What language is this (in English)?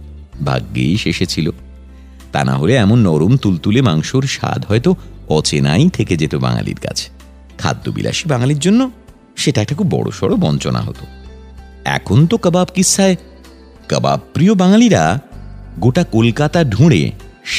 Bangla